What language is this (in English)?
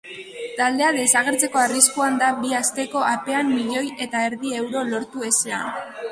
Basque